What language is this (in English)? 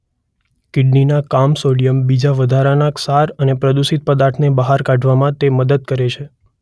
Gujarati